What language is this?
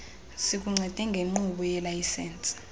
Xhosa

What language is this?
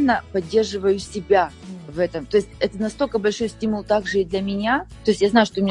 Russian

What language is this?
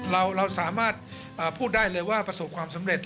Thai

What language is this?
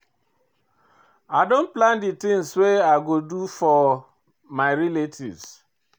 Nigerian Pidgin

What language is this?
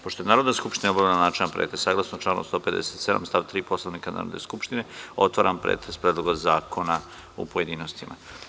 Serbian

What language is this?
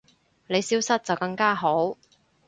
Cantonese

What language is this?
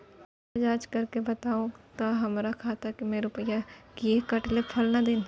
Maithili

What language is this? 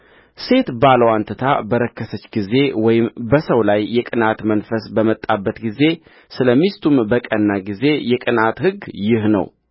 Amharic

